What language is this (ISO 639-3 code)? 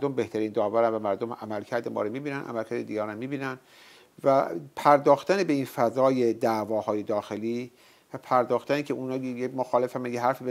fas